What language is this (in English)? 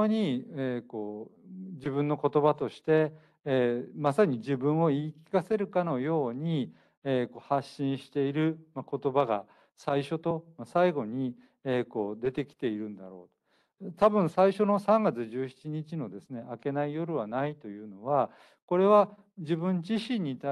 Japanese